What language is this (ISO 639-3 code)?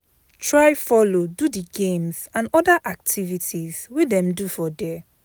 pcm